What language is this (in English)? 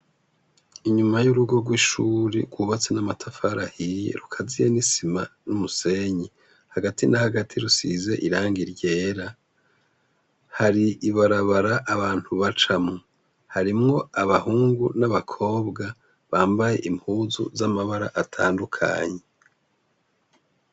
Rundi